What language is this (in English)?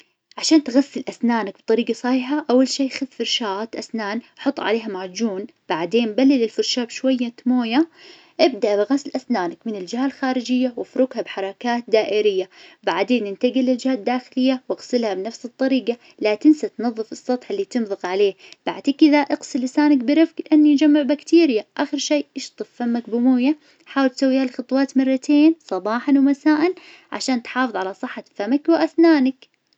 Najdi Arabic